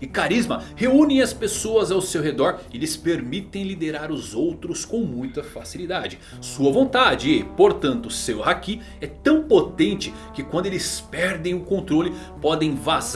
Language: Portuguese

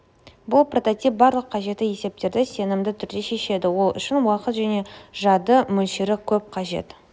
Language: Kazakh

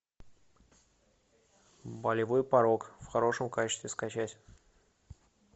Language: Russian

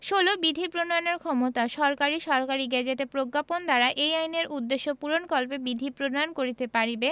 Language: Bangla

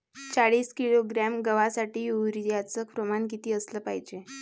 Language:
Marathi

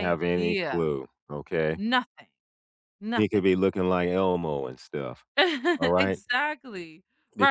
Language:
English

